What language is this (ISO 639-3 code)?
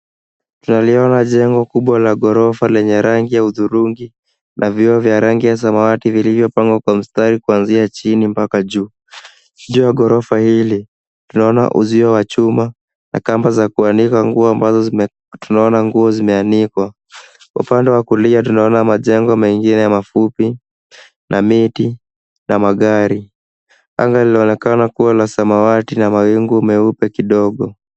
swa